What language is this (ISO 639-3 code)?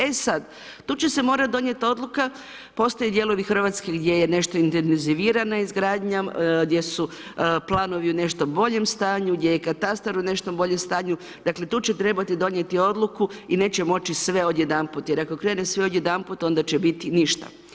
hrv